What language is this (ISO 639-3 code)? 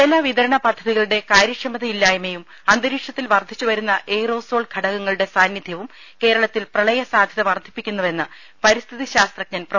mal